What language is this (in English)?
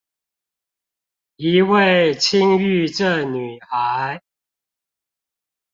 Chinese